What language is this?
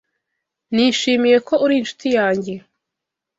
Kinyarwanda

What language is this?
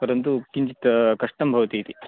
Sanskrit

